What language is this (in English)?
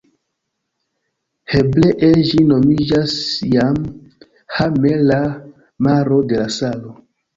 Esperanto